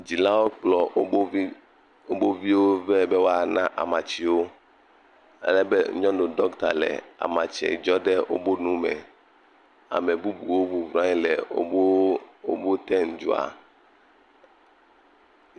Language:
Ewe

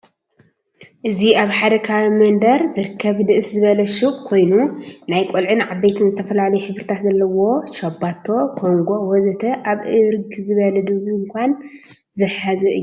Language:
Tigrinya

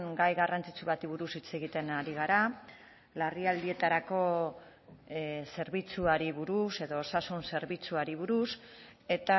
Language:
Basque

